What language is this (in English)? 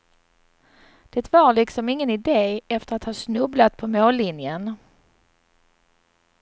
Swedish